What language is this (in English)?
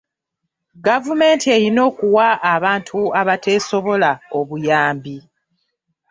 Ganda